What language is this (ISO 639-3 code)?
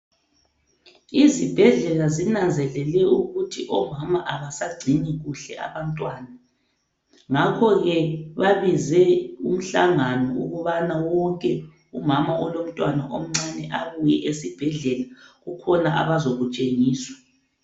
nde